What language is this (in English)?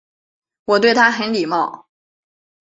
Chinese